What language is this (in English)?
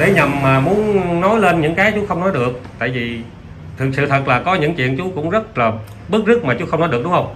Vietnamese